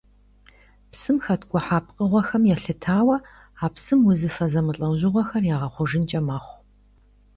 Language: Kabardian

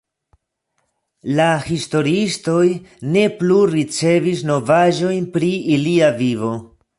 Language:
Esperanto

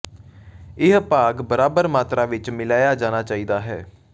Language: Punjabi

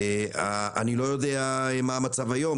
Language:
Hebrew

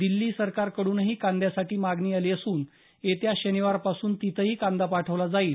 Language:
Marathi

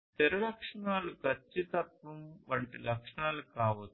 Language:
Telugu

